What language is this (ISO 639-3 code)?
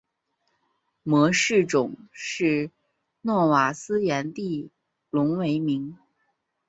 zho